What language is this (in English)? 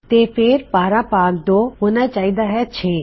Punjabi